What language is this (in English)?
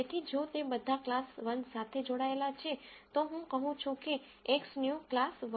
Gujarati